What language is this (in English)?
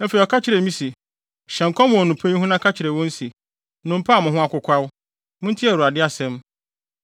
Akan